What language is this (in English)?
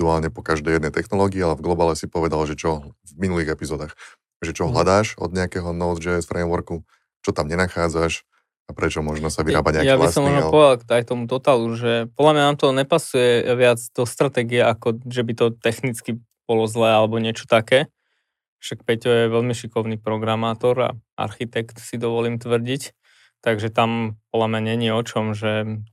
Slovak